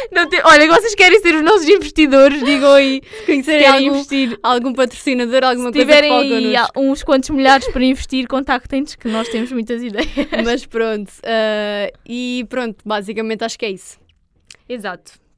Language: Portuguese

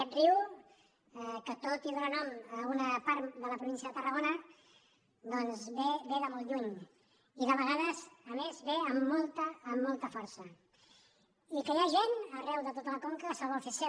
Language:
Catalan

